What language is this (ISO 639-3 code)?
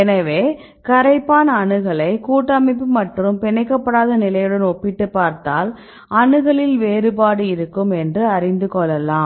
tam